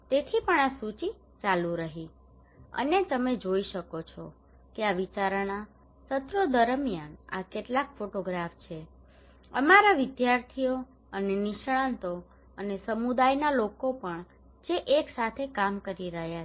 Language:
Gujarati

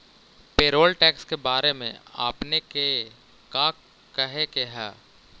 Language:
Magahi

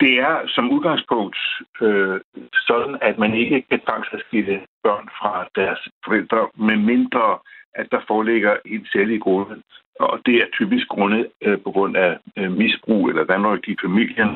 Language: Danish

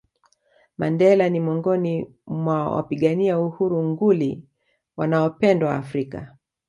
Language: Swahili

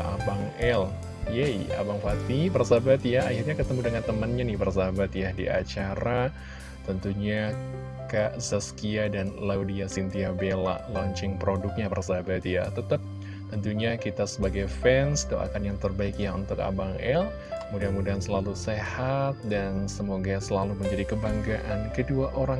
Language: Indonesian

